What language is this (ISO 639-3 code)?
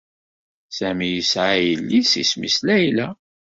kab